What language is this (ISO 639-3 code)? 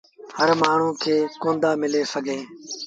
sbn